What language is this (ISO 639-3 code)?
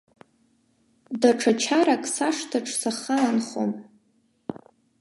abk